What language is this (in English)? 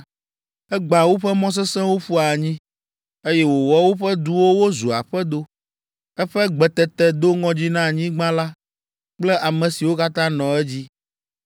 Ewe